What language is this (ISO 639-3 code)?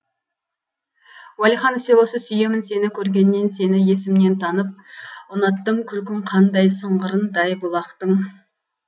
kaz